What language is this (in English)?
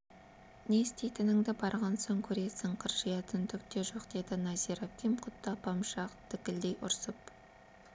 Kazakh